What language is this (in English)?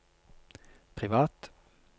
Norwegian